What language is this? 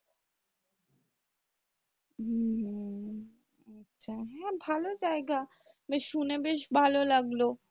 Bangla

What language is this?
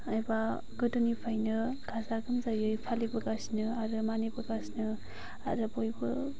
Bodo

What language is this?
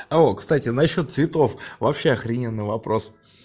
Russian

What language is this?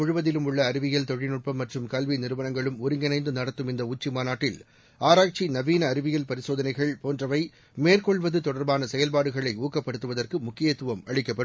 Tamil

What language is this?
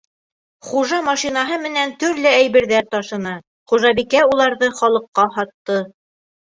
Bashkir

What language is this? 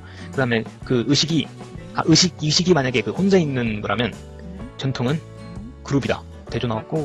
Korean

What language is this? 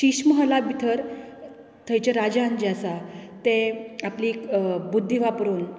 Konkani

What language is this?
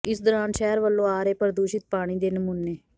Punjabi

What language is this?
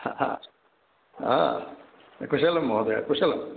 Sanskrit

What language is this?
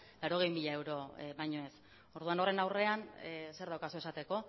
Basque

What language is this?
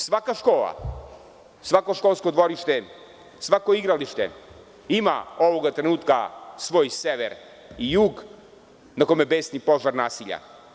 Serbian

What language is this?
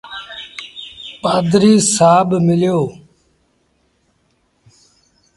Sindhi Bhil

